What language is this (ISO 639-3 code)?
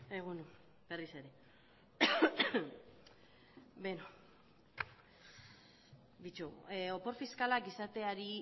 eus